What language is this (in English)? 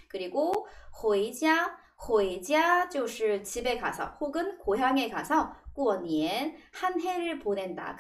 Korean